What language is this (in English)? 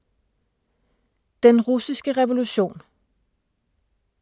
Danish